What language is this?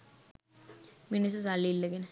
Sinhala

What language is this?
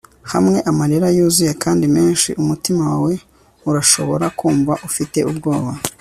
Kinyarwanda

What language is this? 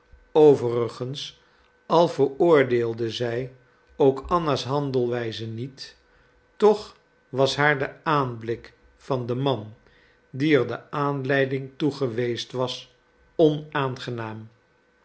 Dutch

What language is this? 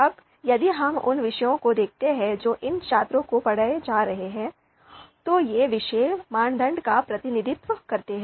Hindi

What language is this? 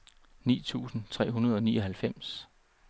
Danish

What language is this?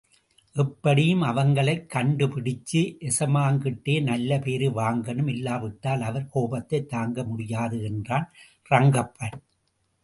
Tamil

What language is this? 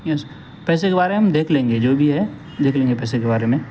Urdu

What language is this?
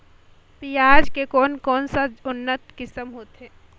Chhattisgarhi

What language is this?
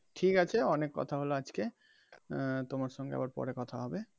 Bangla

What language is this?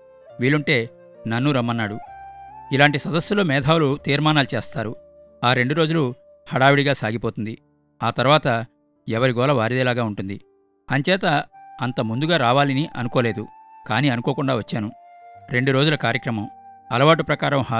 Telugu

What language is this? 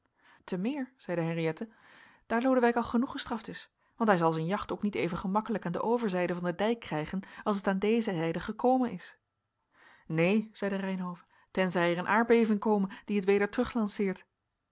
Dutch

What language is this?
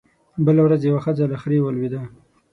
Pashto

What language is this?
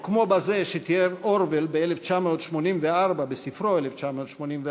Hebrew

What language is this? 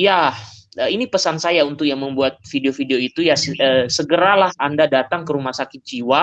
Indonesian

